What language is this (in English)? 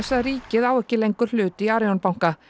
Icelandic